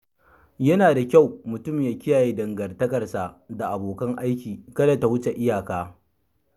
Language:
Hausa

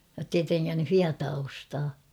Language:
Finnish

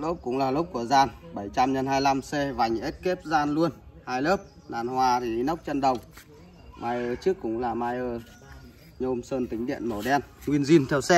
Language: Vietnamese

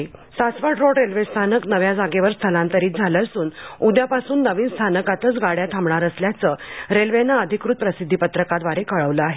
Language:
Marathi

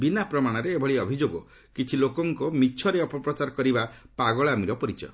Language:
Odia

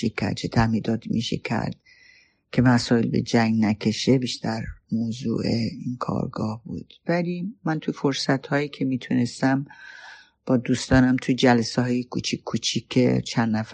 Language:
Persian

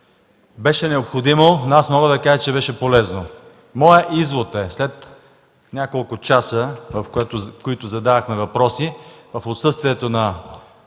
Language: Bulgarian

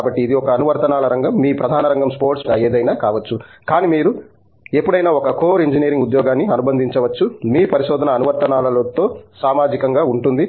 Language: Telugu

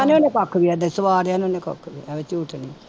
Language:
Punjabi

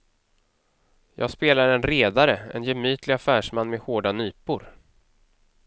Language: Swedish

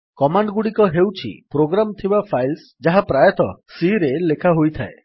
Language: Odia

